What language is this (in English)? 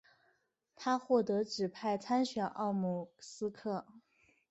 Chinese